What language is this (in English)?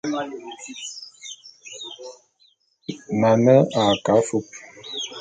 Bulu